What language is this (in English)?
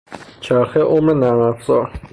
Persian